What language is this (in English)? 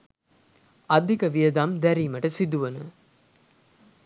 Sinhala